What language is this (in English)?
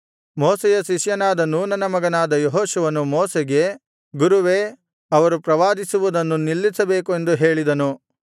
Kannada